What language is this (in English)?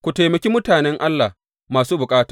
Hausa